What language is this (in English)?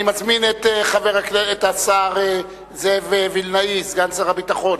Hebrew